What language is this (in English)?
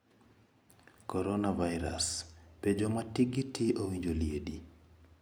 Luo (Kenya and Tanzania)